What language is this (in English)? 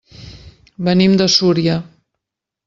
Catalan